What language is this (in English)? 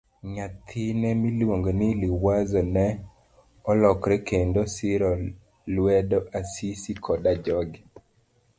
Luo (Kenya and Tanzania)